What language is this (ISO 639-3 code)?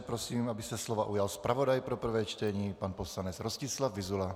ces